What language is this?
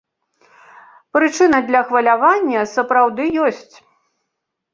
Belarusian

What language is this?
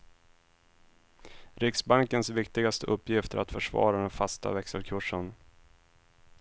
Swedish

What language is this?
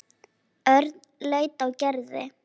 Icelandic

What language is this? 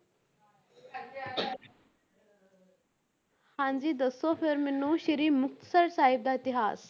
Punjabi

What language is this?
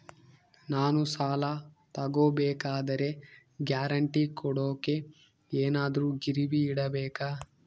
Kannada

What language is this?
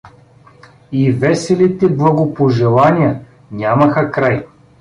Bulgarian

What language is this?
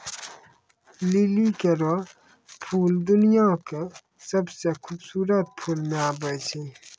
Maithili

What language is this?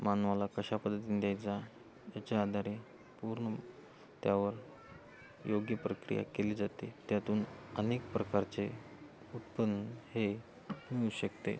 Marathi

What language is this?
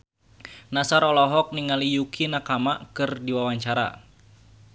Sundanese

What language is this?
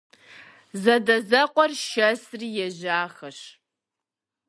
Kabardian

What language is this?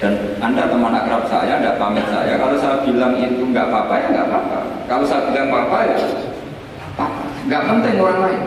Indonesian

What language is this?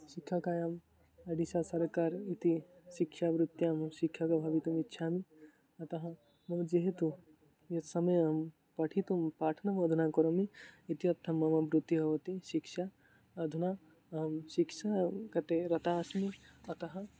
Sanskrit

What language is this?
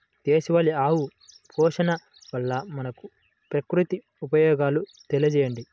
Telugu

